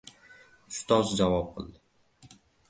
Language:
Uzbek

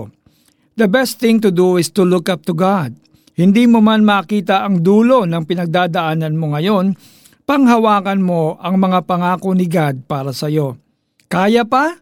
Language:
Filipino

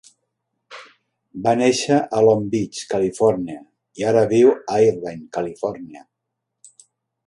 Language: Catalan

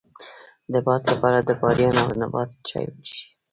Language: Pashto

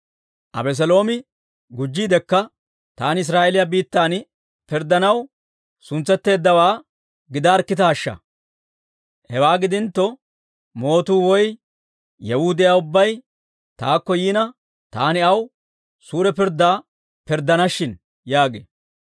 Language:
Dawro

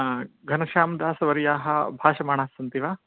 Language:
Sanskrit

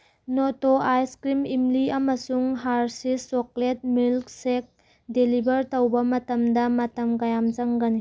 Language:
Manipuri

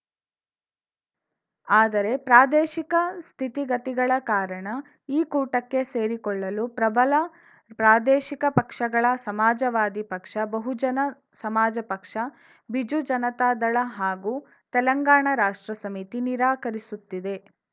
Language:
Kannada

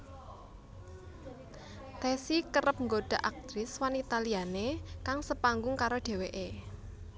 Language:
Javanese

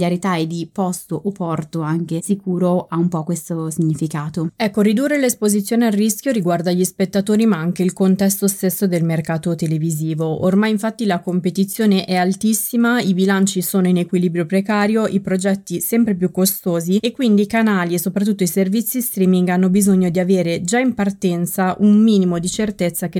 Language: Italian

